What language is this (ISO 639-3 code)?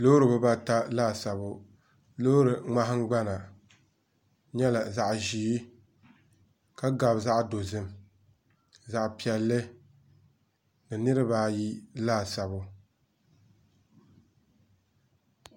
dag